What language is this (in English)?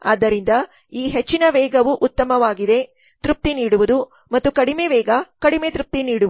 Kannada